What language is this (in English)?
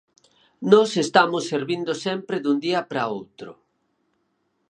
Galician